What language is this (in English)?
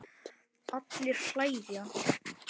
Icelandic